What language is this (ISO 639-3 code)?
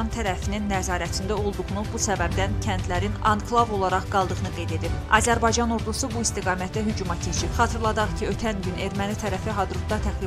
tur